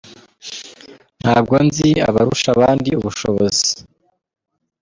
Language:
Kinyarwanda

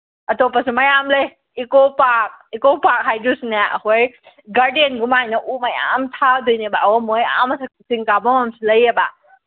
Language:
Manipuri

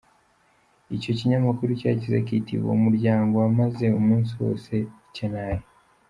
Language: Kinyarwanda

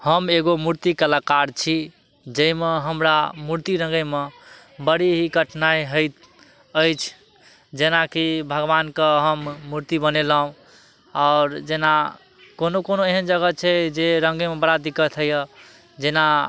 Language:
Maithili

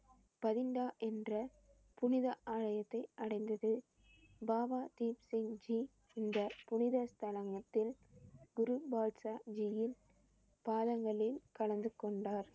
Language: Tamil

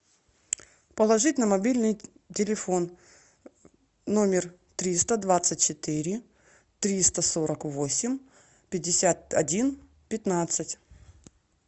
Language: Russian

